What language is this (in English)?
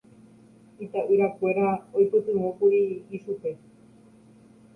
Guarani